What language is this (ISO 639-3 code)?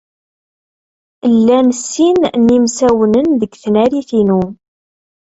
kab